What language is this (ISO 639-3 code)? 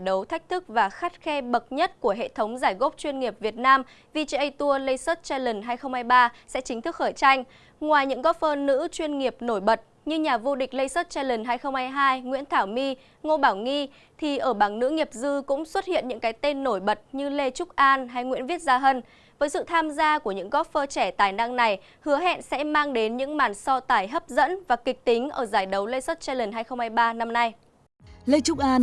vie